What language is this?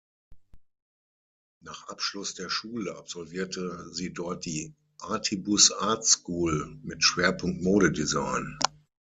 German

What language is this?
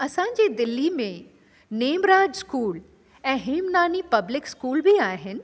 Sindhi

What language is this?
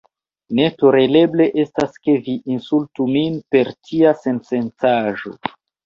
Esperanto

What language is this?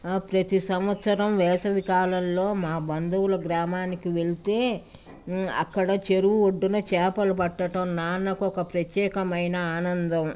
Telugu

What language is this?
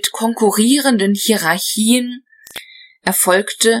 German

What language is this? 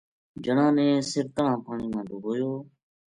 Gujari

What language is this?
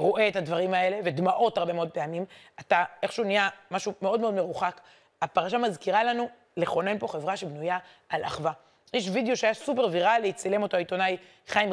Hebrew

